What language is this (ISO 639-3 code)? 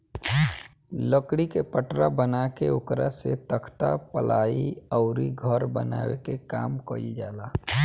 bho